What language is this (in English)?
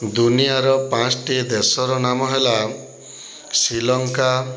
Odia